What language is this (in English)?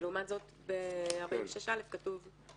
Hebrew